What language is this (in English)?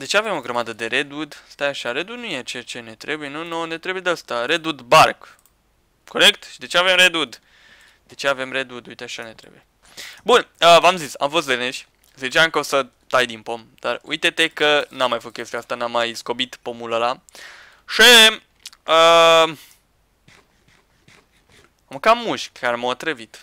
Romanian